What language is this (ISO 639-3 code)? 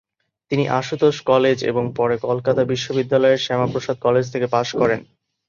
ben